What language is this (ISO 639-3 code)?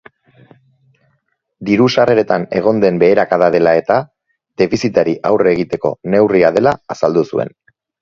eus